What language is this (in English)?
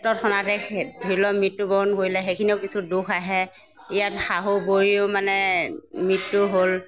Assamese